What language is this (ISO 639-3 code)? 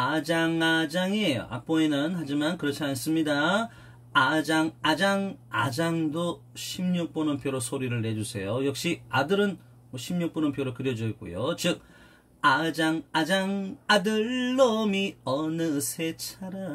kor